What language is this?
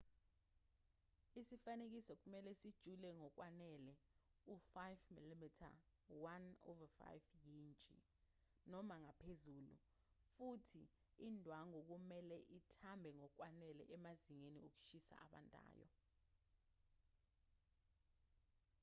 Zulu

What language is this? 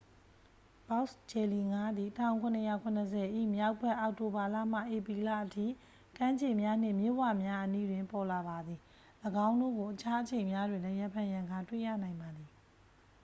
Burmese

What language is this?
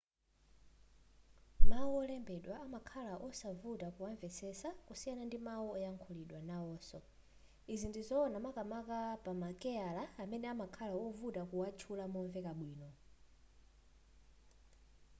Nyanja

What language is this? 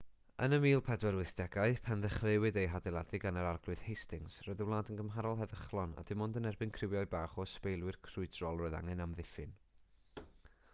Welsh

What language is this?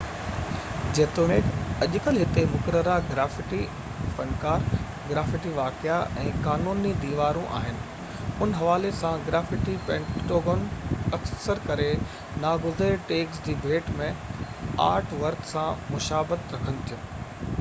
Sindhi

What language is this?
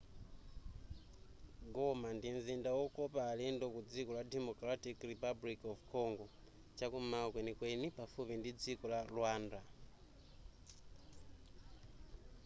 Nyanja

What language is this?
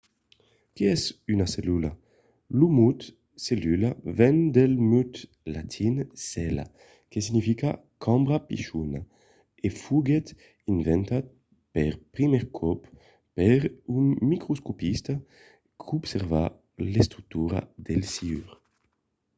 Occitan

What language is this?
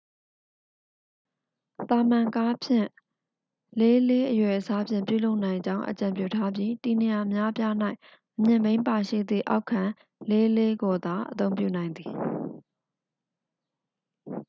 Burmese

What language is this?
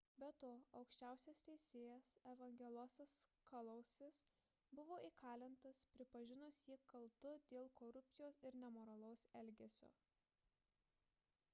Lithuanian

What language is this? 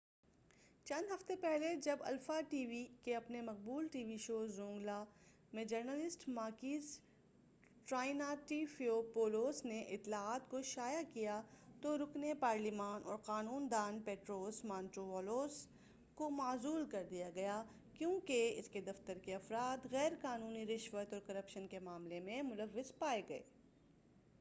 Urdu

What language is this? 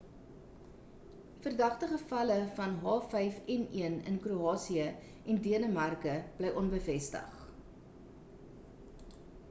Afrikaans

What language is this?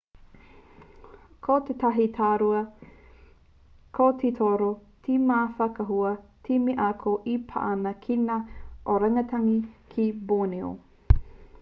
Māori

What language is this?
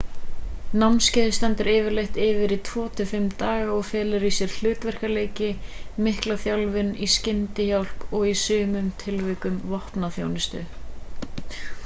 Icelandic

